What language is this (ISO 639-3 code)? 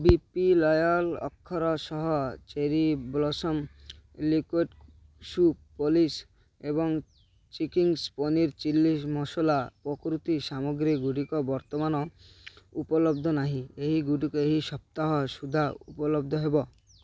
ori